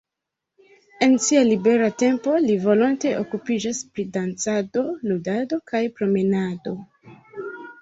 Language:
Esperanto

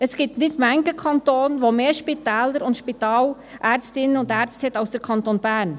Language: Swiss German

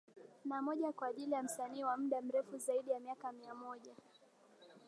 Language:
Swahili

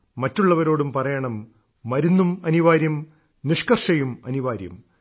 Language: Malayalam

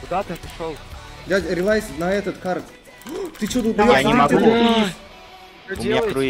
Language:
Russian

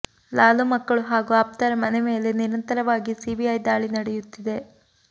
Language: Kannada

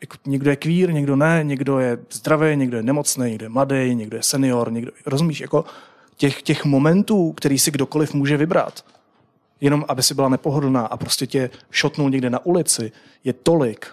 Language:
Czech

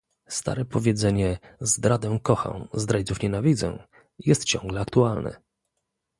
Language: Polish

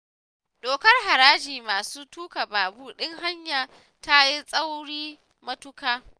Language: Hausa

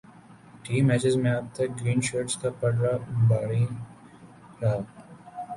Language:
Urdu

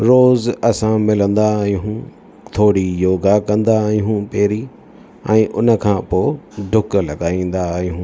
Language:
Sindhi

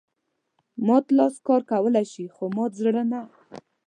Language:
Pashto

